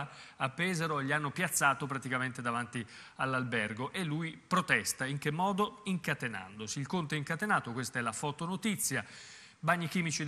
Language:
Italian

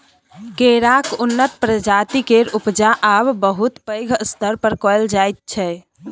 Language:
Maithili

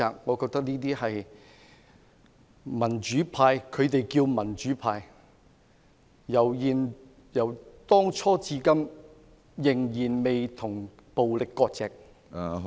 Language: Cantonese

